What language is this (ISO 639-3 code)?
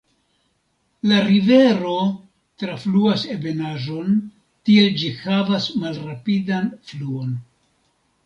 epo